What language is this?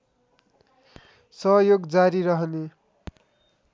Nepali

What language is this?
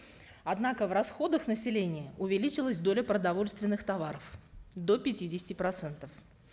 Kazakh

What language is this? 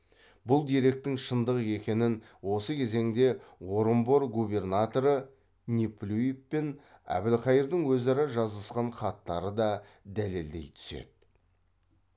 Kazakh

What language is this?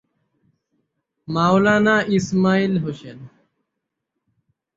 Bangla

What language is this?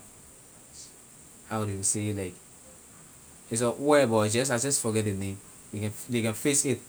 Liberian English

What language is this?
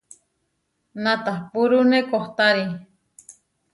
Huarijio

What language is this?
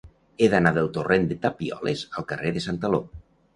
Catalan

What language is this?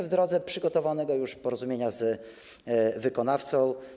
Polish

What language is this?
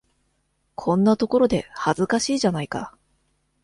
Japanese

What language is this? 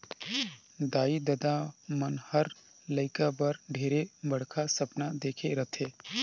Chhattisgarhi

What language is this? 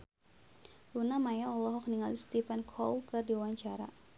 Sundanese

